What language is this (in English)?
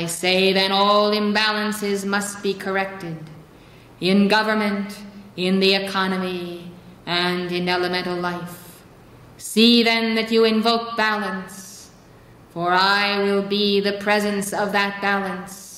English